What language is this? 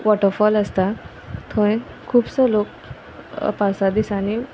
Konkani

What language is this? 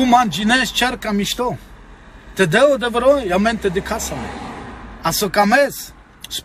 Romanian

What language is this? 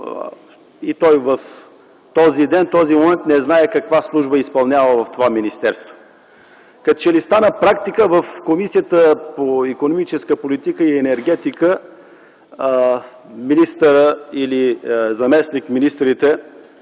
Bulgarian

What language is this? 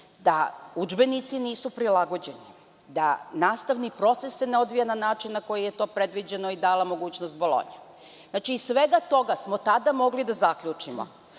Serbian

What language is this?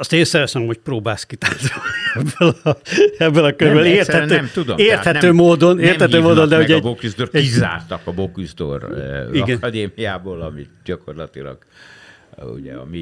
Hungarian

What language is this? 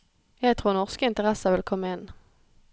Norwegian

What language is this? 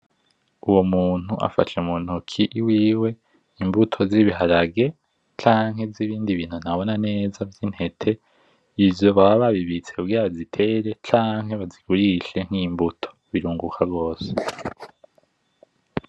Rundi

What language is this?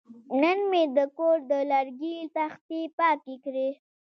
Pashto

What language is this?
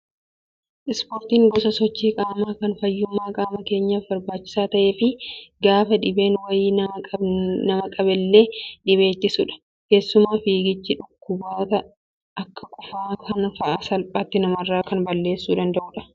Oromo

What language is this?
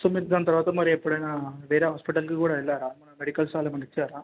Telugu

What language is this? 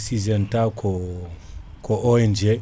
Fula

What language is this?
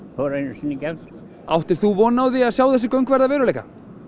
Icelandic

